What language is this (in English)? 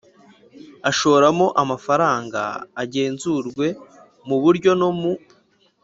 Kinyarwanda